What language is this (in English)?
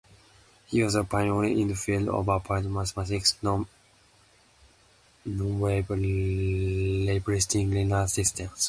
English